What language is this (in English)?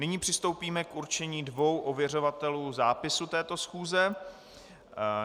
Czech